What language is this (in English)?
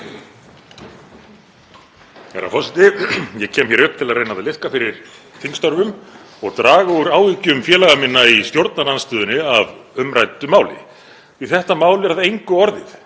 Icelandic